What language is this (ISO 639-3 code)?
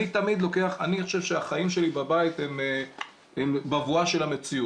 heb